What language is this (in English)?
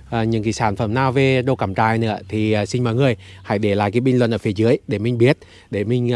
Vietnamese